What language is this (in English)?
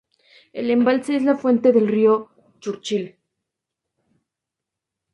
Spanish